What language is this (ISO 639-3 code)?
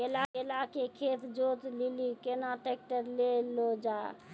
mai